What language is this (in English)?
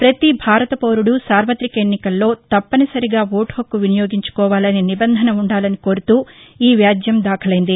Telugu